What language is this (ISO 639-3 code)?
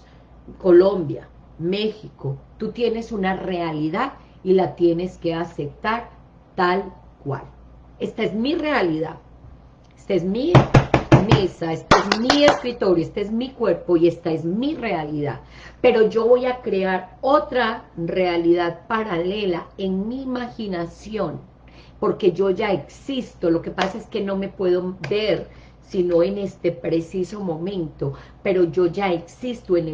spa